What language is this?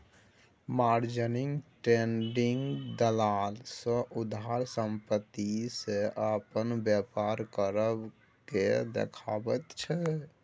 Maithili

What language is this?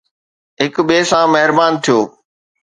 Sindhi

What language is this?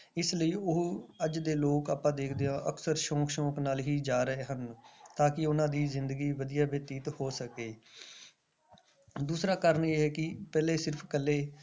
Punjabi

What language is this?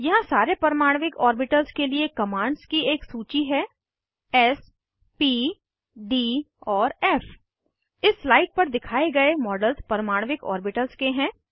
Hindi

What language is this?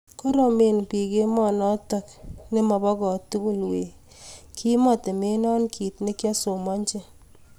Kalenjin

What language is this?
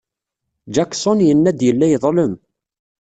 Kabyle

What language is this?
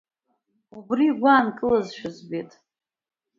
Abkhazian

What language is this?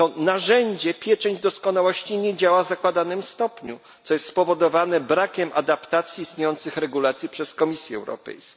Polish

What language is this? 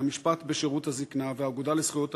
Hebrew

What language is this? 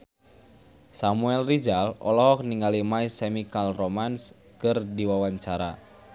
Sundanese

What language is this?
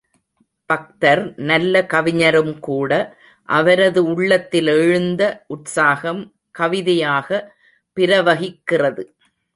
Tamil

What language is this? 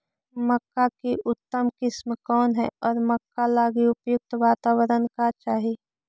Magahi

